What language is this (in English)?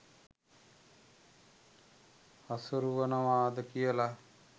Sinhala